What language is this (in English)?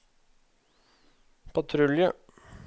Norwegian